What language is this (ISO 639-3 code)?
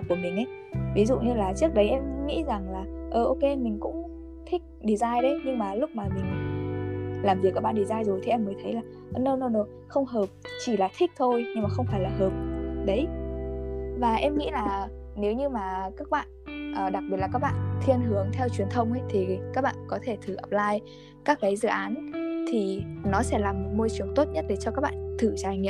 vie